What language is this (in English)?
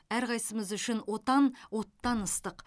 Kazakh